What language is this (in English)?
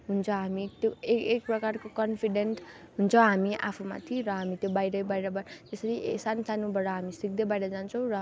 Nepali